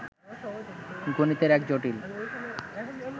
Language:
Bangla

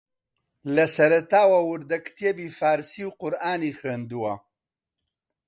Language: Central Kurdish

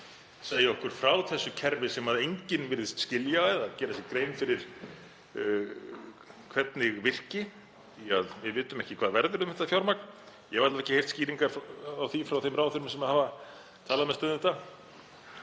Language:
Icelandic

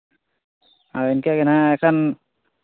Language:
Santali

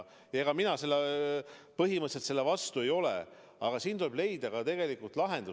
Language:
Estonian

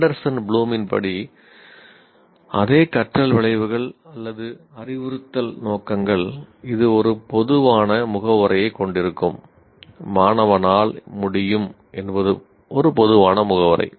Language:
Tamil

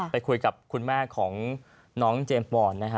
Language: Thai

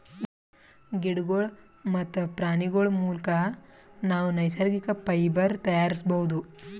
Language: Kannada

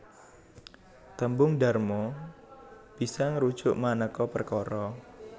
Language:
Javanese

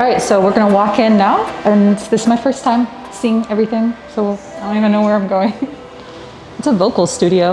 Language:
English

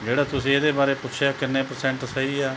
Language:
Punjabi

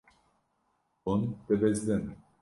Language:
Kurdish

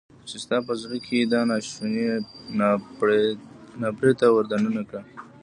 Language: Pashto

